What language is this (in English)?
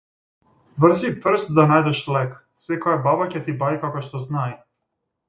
Macedonian